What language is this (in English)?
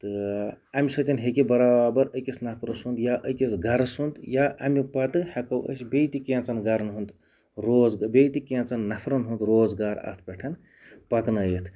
Kashmiri